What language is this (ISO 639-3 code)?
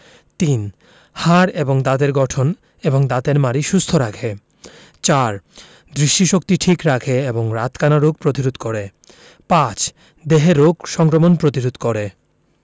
ben